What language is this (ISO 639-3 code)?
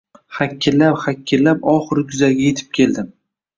uzb